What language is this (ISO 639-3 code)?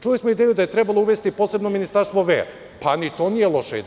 srp